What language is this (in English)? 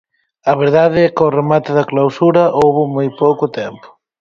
Galician